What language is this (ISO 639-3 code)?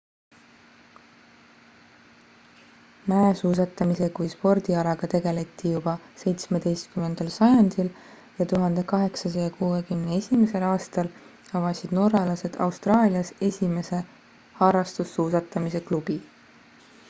est